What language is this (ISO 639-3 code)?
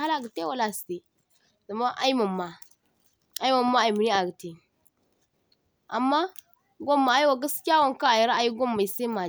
dje